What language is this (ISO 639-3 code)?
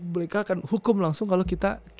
ind